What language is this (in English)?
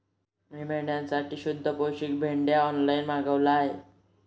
Marathi